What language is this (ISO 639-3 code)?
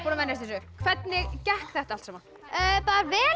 isl